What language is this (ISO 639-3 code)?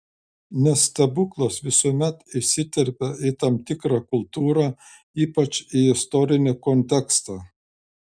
lit